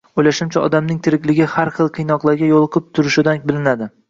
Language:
Uzbek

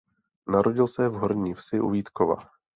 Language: Czech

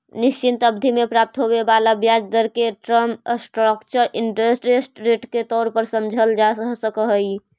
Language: Magahi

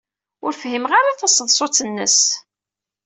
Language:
Kabyle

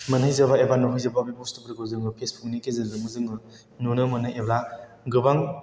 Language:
Bodo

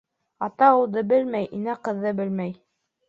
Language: Bashkir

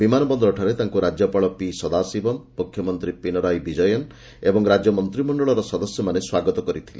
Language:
Odia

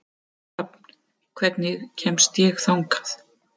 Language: Icelandic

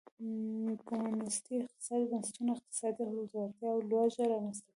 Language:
Pashto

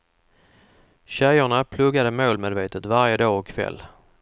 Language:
Swedish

